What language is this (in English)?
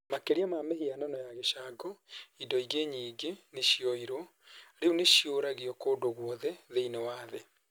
Kikuyu